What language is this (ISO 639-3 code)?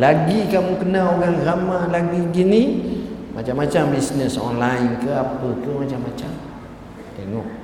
msa